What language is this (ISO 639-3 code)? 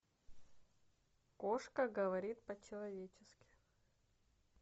rus